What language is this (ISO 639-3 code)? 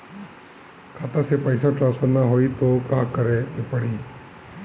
bho